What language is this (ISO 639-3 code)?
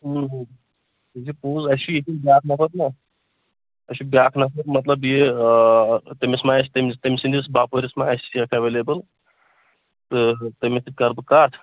kas